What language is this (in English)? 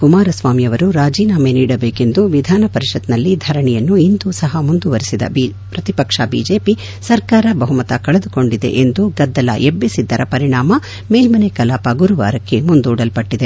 Kannada